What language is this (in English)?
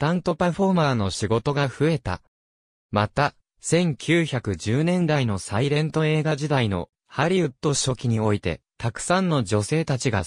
Japanese